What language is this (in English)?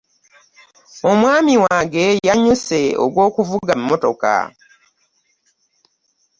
Ganda